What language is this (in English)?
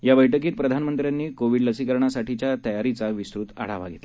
Marathi